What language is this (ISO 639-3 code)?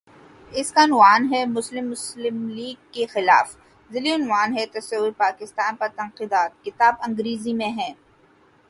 urd